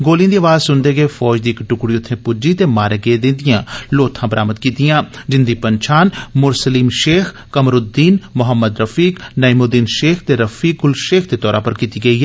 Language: Dogri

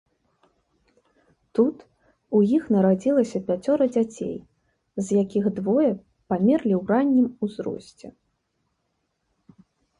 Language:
Belarusian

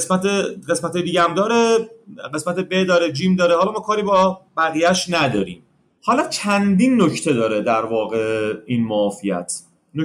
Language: Persian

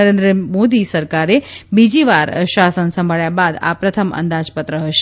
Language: Gujarati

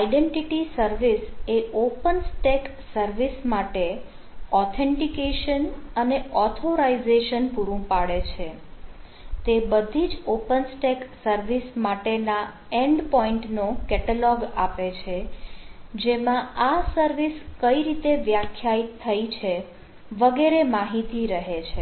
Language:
Gujarati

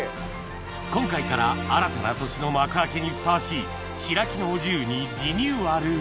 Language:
Japanese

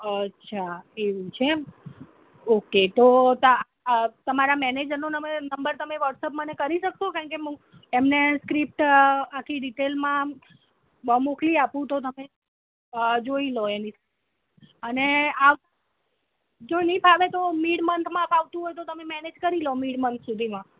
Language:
Gujarati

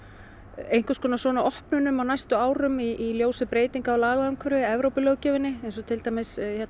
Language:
Icelandic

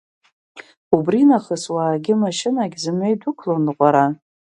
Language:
Abkhazian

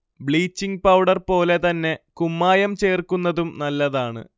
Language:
Malayalam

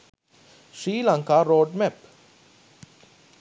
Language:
Sinhala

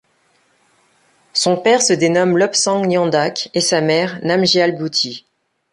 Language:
French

